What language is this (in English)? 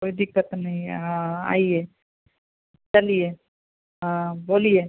Hindi